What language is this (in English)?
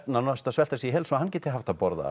Icelandic